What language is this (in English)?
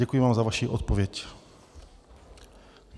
Czech